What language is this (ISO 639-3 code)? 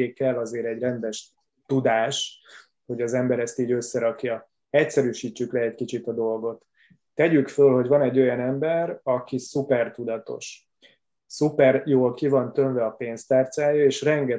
hun